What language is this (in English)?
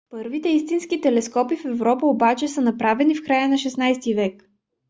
Bulgarian